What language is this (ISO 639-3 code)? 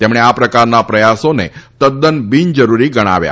guj